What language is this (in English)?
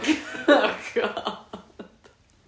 Welsh